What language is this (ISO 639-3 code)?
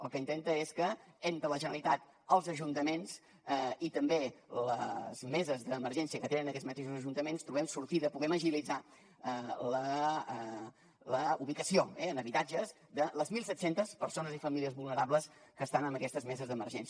cat